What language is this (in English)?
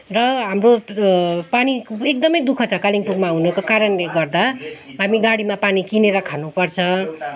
Nepali